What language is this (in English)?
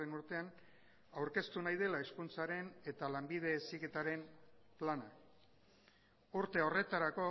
Basque